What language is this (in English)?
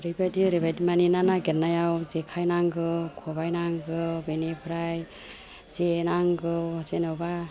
Bodo